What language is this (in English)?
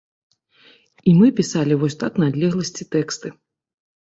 Belarusian